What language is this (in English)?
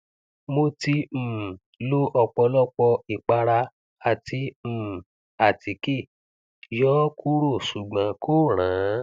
Yoruba